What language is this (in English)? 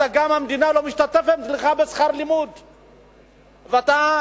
Hebrew